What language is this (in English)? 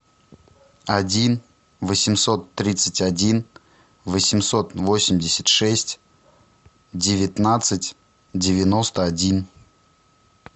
Russian